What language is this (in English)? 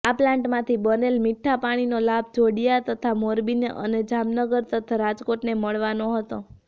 Gujarati